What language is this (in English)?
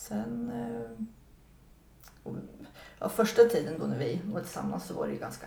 Swedish